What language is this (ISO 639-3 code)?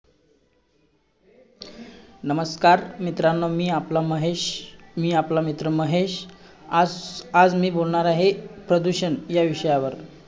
mar